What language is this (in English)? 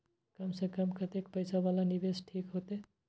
Maithili